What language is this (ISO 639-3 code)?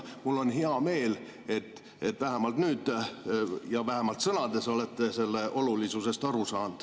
est